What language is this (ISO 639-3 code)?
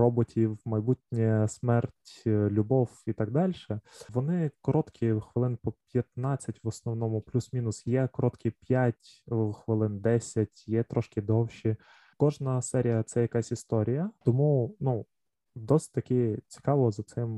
ukr